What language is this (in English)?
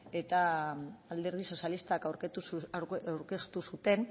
Basque